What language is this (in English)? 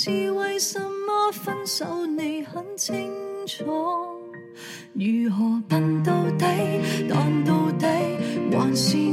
Chinese